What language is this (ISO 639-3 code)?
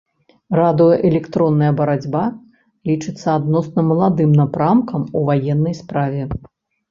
bel